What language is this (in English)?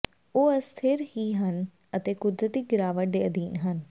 Punjabi